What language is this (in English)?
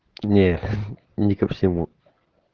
Russian